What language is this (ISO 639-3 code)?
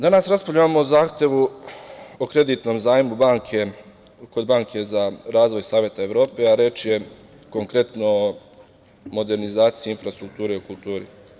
srp